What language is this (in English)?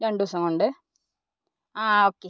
Malayalam